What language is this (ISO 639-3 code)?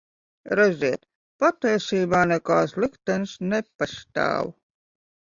lav